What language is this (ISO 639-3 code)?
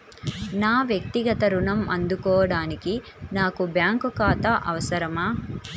tel